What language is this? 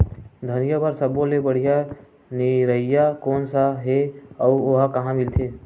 Chhattisgarhi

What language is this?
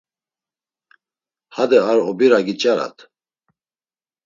Laz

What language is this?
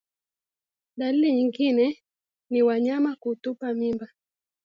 Swahili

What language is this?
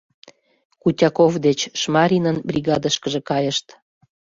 Mari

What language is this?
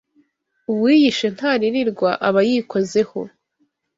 Kinyarwanda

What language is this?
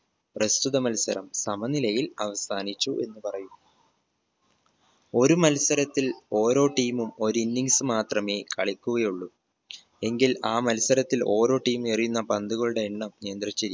Malayalam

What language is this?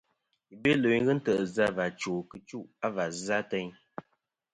Kom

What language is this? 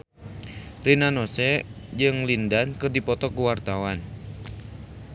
Sundanese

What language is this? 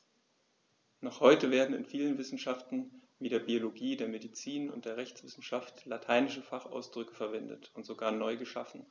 German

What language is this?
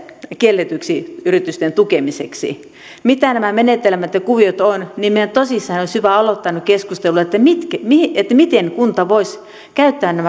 Finnish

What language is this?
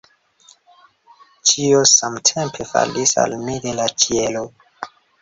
Esperanto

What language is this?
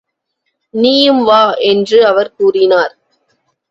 Tamil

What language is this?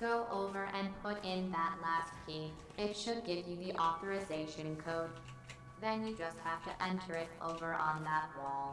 English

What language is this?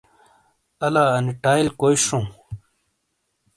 Shina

